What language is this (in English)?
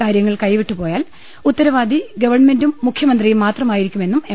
Malayalam